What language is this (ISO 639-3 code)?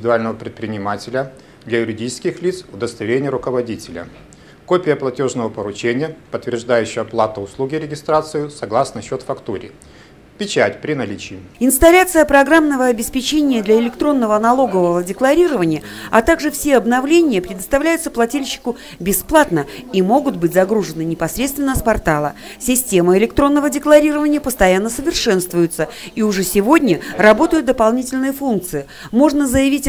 rus